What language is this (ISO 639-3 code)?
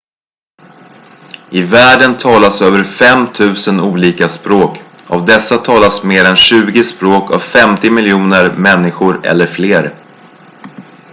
swe